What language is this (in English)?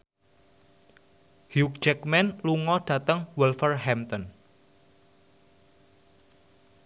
Javanese